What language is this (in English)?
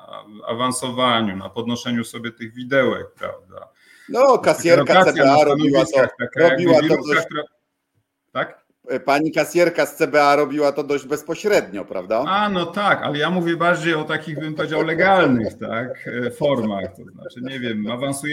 Polish